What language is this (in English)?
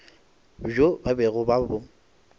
Northern Sotho